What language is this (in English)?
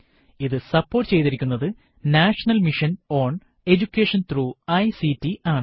Malayalam